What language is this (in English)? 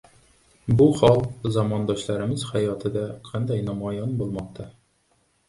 Uzbek